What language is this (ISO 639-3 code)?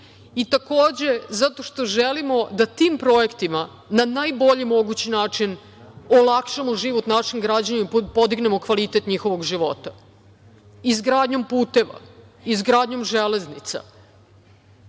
srp